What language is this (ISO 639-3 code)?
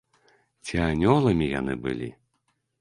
bel